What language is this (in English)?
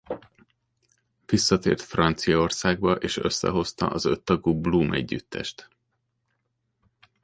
Hungarian